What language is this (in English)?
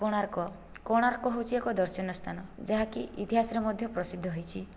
Odia